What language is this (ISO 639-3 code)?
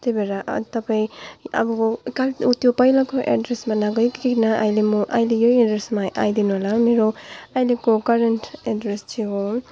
nep